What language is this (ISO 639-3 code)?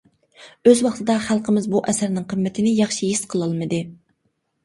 uig